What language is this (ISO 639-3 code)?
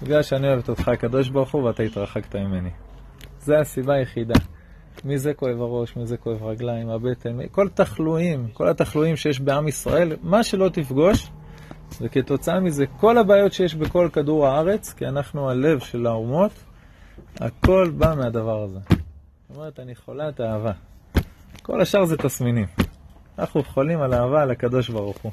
heb